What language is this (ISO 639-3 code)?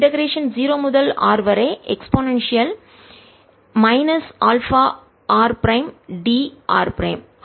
tam